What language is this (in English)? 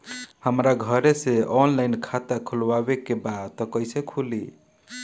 Bhojpuri